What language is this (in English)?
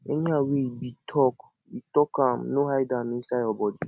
Nigerian Pidgin